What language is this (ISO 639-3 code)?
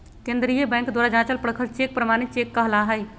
mag